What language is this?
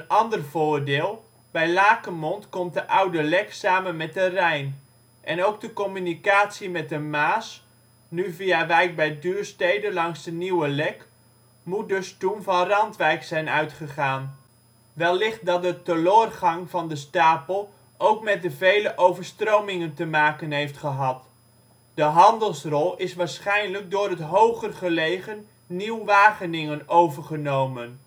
Dutch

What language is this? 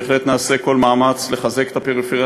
Hebrew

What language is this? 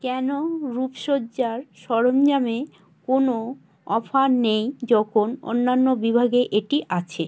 Bangla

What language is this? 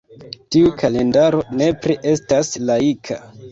Esperanto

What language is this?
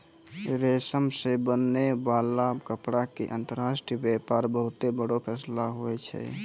Maithili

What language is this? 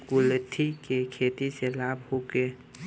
Bhojpuri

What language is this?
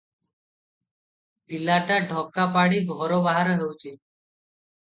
Odia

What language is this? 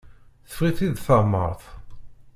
Kabyle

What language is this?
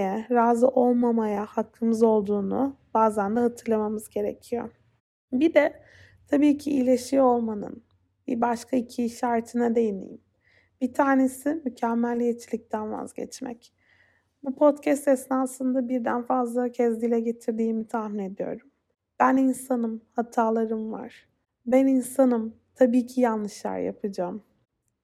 Turkish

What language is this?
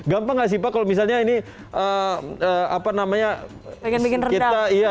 Indonesian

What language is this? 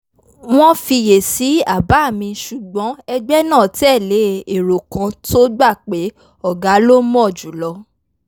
Yoruba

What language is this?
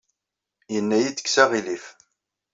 Kabyle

